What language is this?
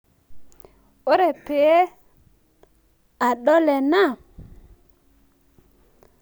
Masai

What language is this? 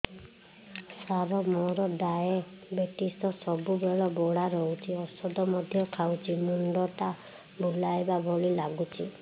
Odia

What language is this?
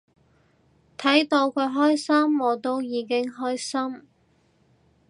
Cantonese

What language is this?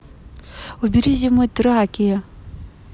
Russian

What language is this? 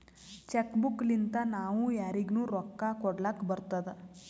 Kannada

